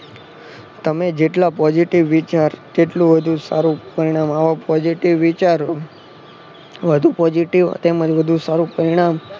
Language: Gujarati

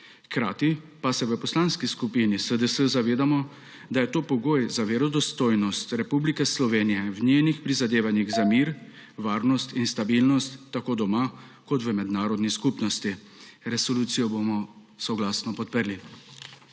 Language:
Slovenian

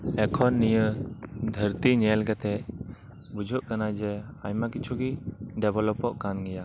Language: Santali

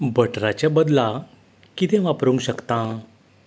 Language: Konkani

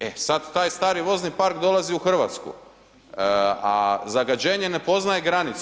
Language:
Croatian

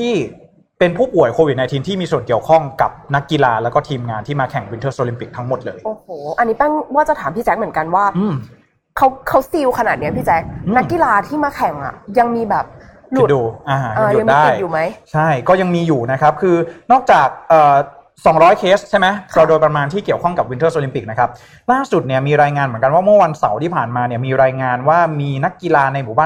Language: Thai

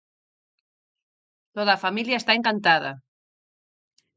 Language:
Galician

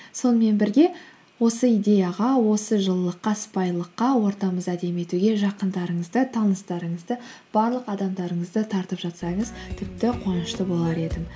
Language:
Kazakh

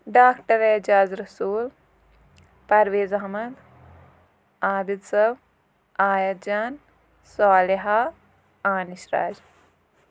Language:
Kashmiri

